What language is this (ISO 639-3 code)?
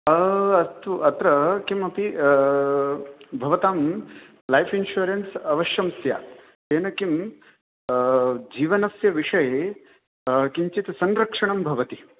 san